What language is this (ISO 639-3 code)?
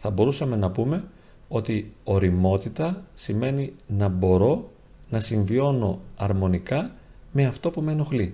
ell